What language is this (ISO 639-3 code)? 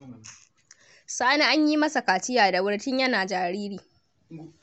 hau